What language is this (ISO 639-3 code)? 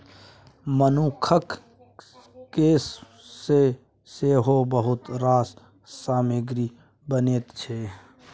mai